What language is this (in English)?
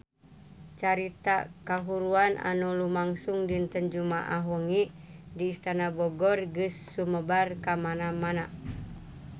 Sundanese